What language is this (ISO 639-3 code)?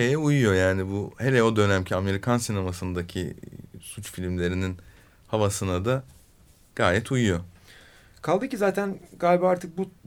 tur